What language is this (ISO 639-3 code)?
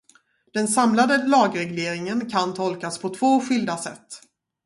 swe